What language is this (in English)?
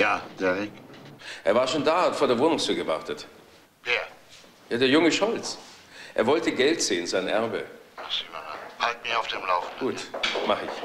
German